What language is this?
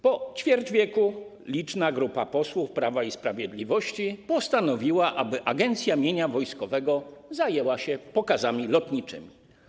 Polish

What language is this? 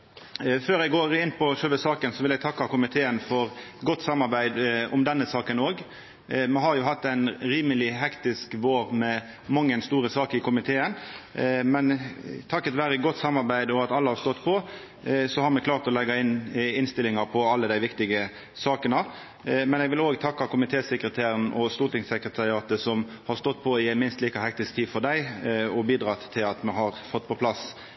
Norwegian Nynorsk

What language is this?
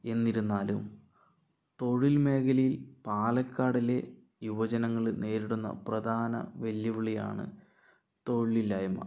Malayalam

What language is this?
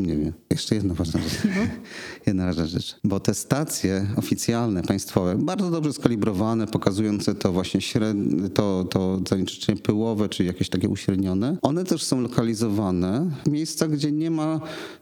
Polish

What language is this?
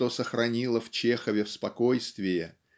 Russian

